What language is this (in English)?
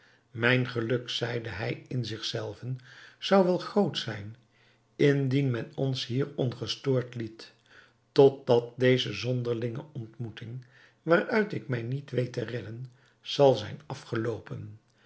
Dutch